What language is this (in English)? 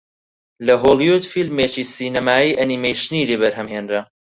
Central Kurdish